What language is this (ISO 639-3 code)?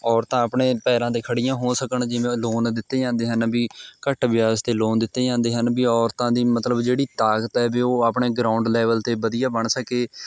pan